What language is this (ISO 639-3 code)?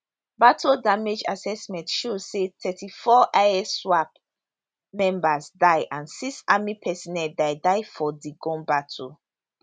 pcm